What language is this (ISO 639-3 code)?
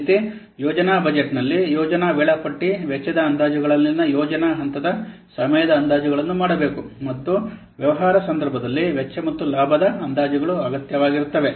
kan